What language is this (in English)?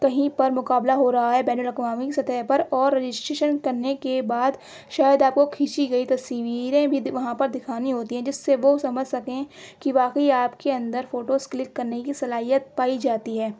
Urdu